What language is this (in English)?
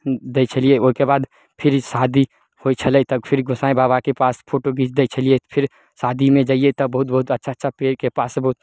Maithili